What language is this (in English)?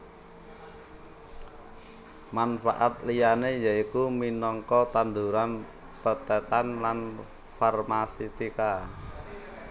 Javanese